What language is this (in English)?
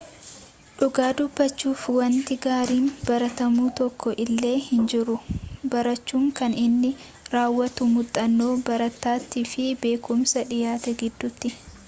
Oromo